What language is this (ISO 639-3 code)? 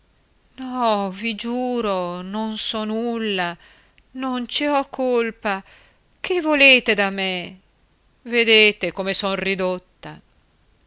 ita